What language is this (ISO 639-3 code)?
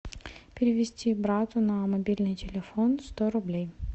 rus